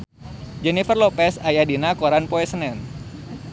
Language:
Sundanese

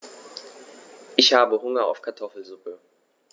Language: German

